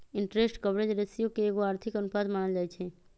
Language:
Magahi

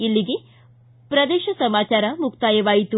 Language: Kannada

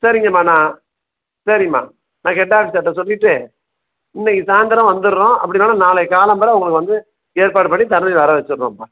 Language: Tamil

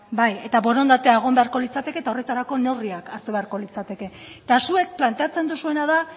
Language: Basque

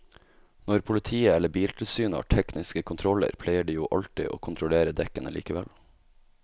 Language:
Norwegian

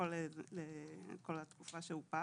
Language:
Hebrew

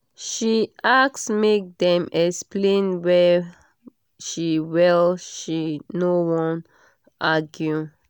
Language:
Nigerian Pidgin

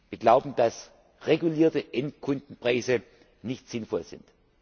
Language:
German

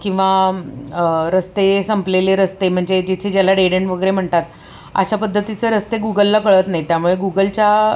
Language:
Marathi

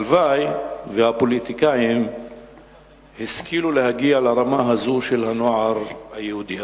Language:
Hebrew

